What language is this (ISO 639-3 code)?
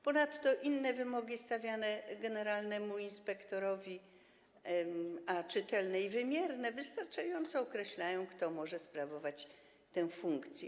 pol